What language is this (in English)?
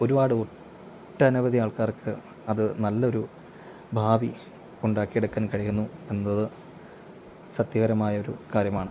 Malayalam